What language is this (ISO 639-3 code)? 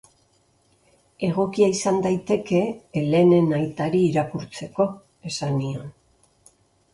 eus